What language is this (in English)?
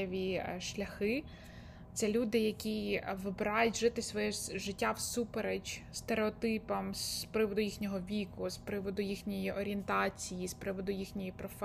Ukrainian